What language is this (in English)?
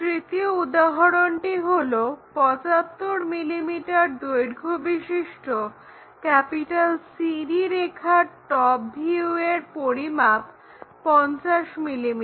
Bangla